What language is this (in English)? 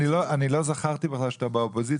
Hebrew